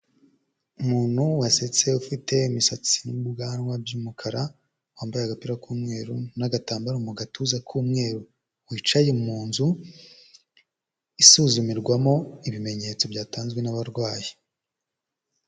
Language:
Kinyarwanda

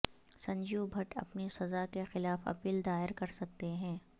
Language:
Urdu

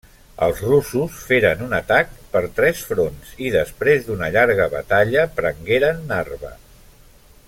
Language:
Catalan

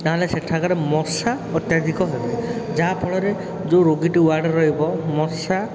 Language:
Odia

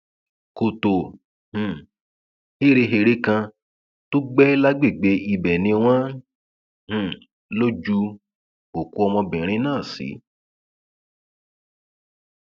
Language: Yoruba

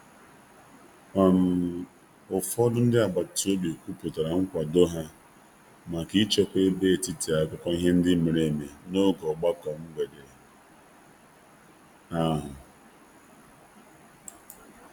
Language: Igbo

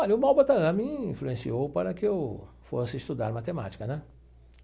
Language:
Portuguese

